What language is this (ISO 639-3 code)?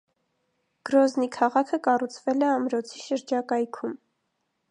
hye